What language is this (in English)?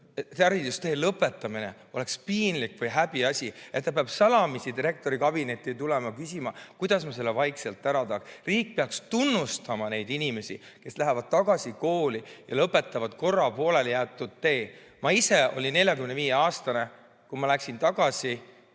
Estonian